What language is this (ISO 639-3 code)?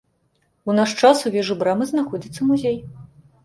bel